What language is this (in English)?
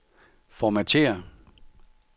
Danish